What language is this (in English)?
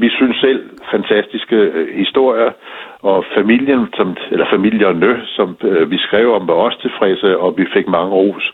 Danish